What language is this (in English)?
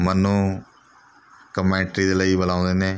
Punjabi